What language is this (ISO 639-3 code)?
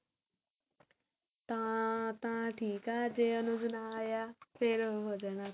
pan